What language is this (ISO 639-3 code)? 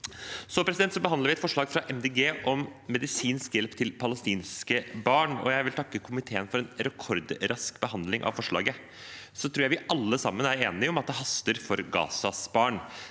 nor